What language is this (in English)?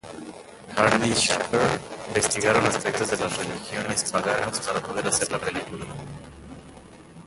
Spanish